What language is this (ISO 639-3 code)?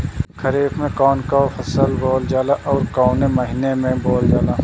bho